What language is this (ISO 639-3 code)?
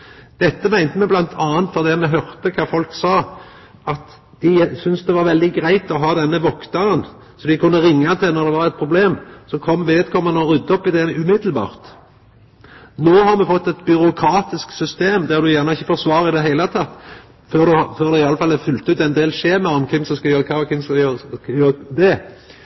nno